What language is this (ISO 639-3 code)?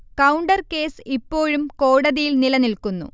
mal